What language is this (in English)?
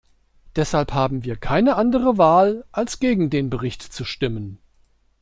German